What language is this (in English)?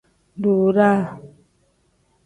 Tem